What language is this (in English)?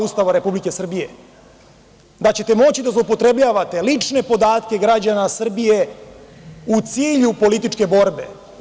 Serbian